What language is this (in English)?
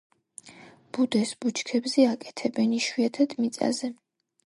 Georgian